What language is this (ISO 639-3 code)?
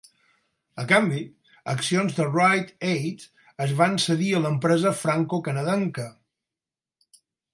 cat